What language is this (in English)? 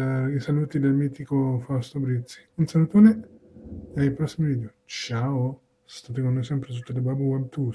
Italian